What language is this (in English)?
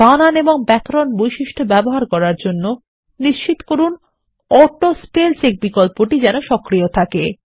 Bangla